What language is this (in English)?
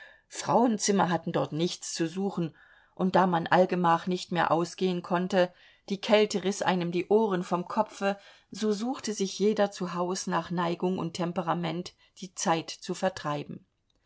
German